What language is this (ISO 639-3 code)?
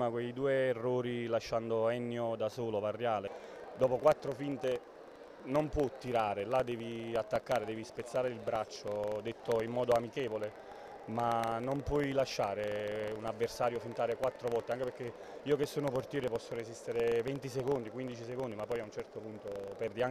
ita